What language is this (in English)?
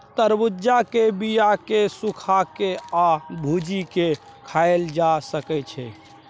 Maithili